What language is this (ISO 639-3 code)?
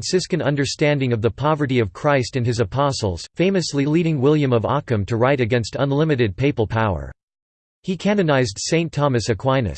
eng